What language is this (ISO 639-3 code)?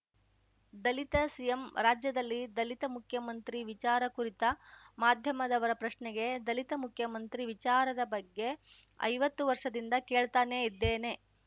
kan